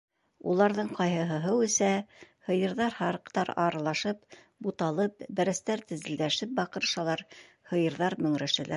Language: Bashkir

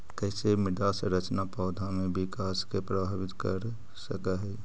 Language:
Magahi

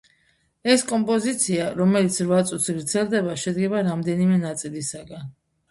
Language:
Georgian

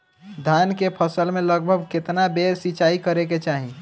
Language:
Bhojpuri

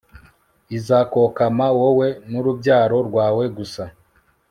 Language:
Kinyarwanda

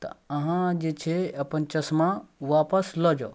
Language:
Maithili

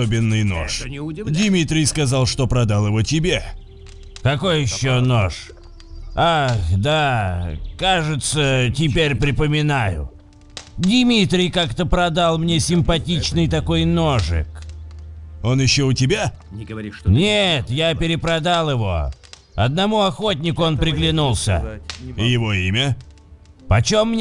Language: Russian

